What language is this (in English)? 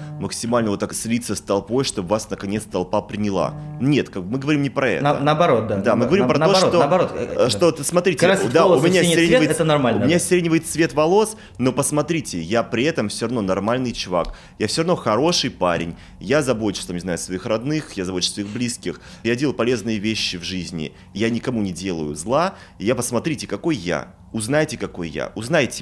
Russian